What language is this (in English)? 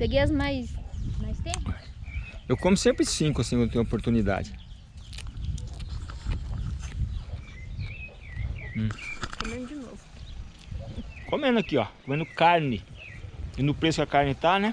Portuguese